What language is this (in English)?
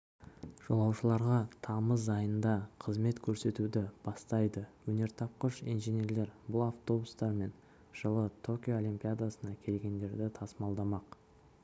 Kazakh